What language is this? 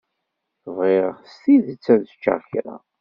Kabyle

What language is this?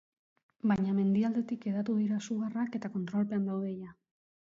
Basque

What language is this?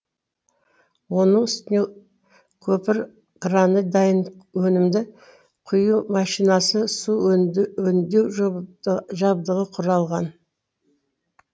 Kazakh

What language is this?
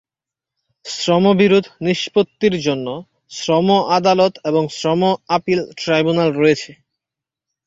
Bangla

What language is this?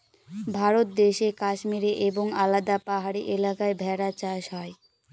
Bangla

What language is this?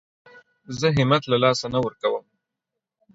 Pashto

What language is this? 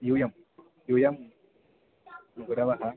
Sanskrit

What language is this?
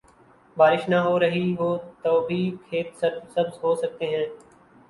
Urdu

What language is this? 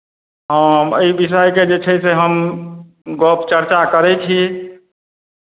Maithili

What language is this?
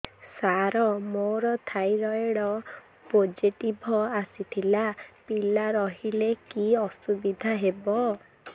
Odia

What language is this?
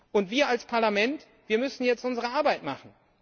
German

